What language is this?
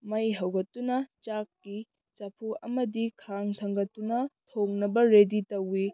Manipuri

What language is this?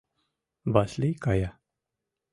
Mari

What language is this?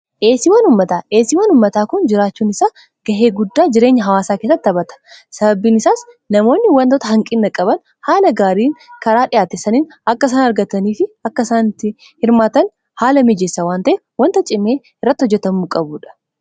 Oromo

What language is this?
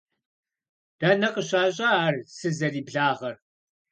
Kabardian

